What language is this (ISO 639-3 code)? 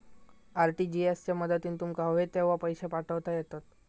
mar